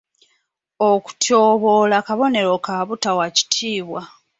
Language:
Ganda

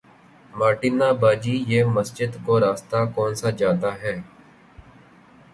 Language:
Urdu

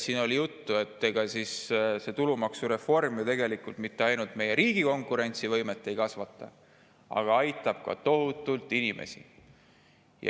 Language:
Estonian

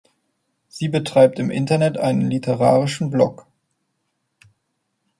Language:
German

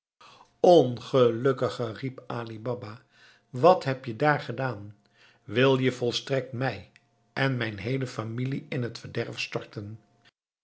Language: Dutch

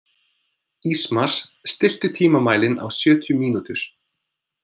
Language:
Icelandic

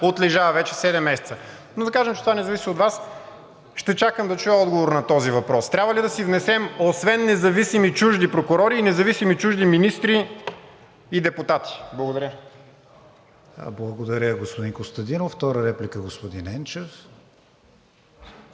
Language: Bulgarian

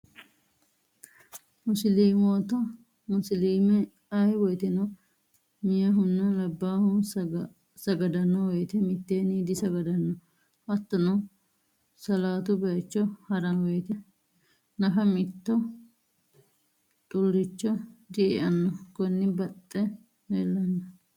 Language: Sidamo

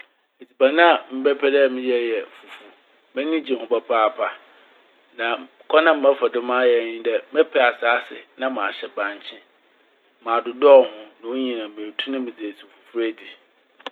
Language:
Akan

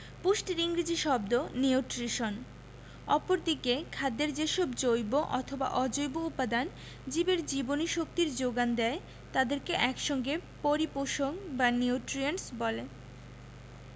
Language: Bangla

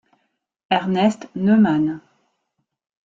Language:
French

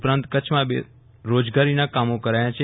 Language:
Gujarati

